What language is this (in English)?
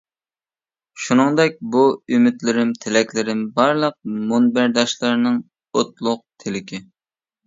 Uyghur